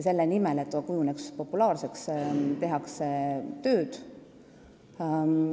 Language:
Estonian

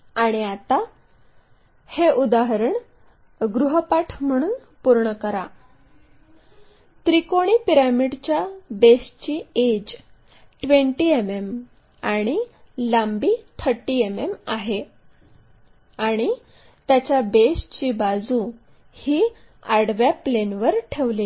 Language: Marathi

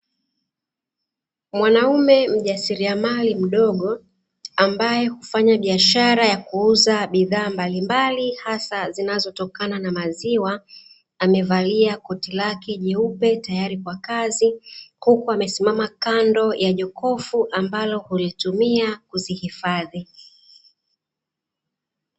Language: Swahili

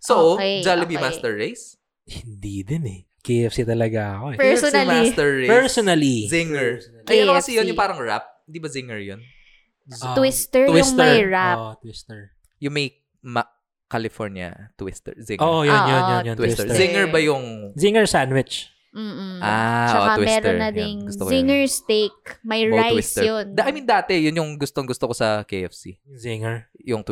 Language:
Filipino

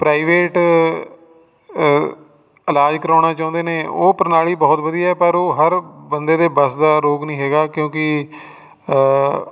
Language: Punjabi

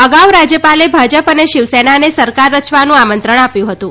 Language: Gujarati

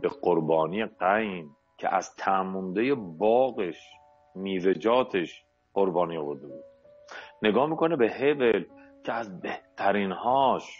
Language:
Persian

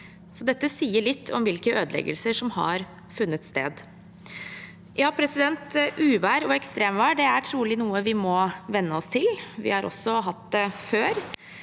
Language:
Norwegian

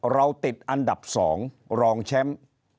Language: Thai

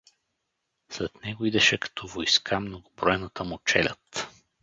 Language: Bulgarian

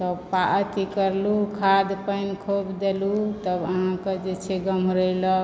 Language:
Maithili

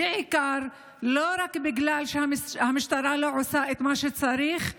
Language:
Hebrew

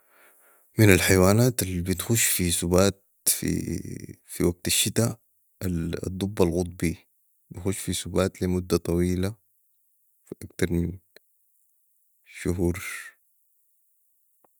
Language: Sudanese Arabic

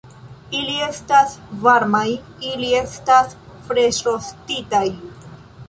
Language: Esperanto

